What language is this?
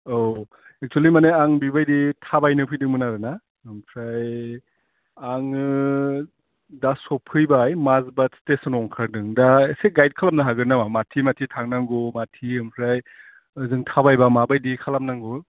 Bodo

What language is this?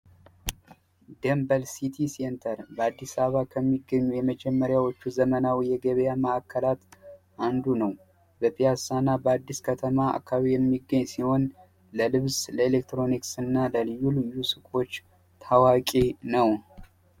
Amharic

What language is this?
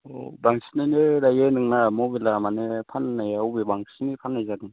Bodo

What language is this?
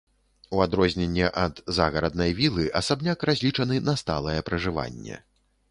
Belarusian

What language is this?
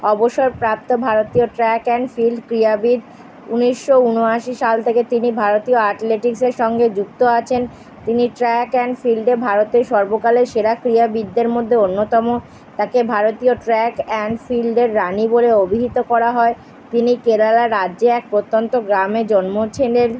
Bangla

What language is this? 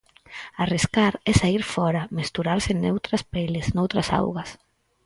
Galician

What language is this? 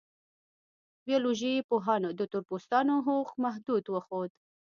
Pashto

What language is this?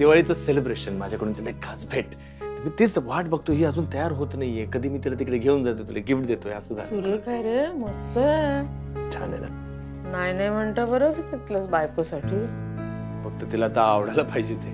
Marathi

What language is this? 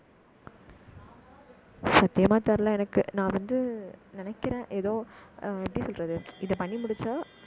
Tamil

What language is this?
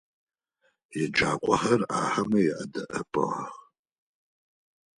Adyghe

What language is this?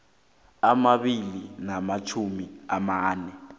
South Ndebele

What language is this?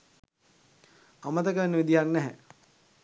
Sinhala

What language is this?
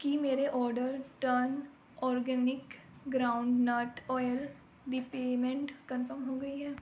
Punjabi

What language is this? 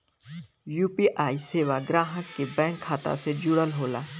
Bhojpuri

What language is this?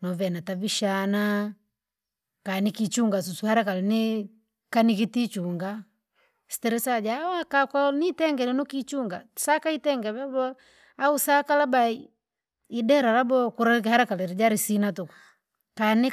Langi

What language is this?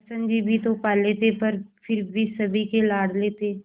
Hindi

